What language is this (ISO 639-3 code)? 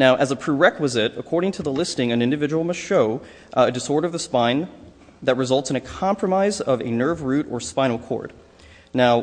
eng